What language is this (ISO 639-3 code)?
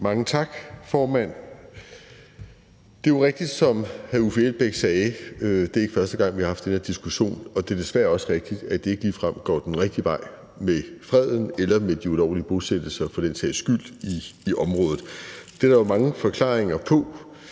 dan